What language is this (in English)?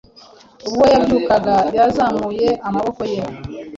Kinyarwanda